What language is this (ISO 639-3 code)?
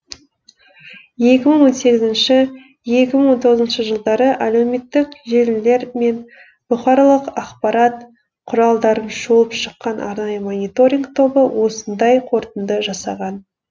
kaz